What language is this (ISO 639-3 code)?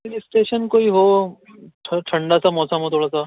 urd